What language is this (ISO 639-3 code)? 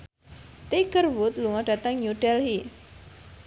jav